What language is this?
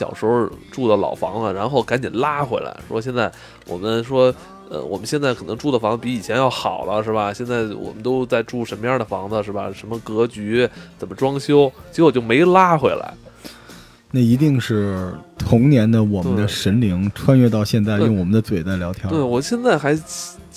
Chinese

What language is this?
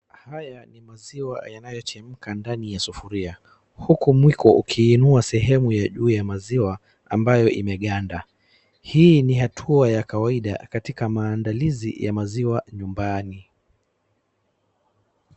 Swahili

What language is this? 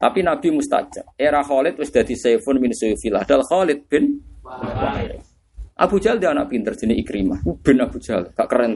Indonesian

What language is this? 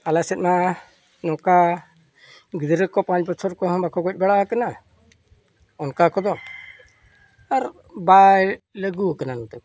Santali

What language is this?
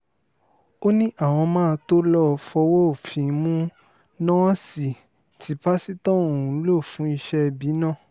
Yoruba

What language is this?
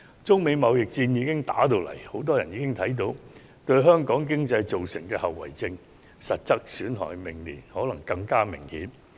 Cantonese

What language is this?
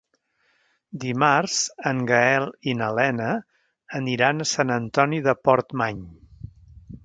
Catalan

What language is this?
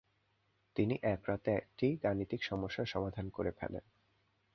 Bangla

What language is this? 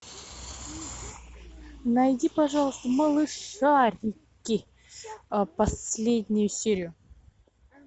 Russian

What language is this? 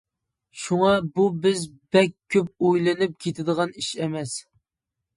Uyghur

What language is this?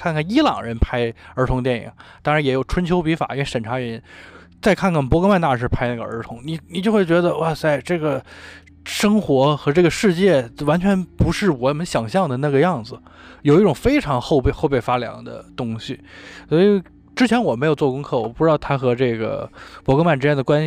Chinese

